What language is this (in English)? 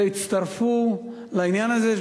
Hebrew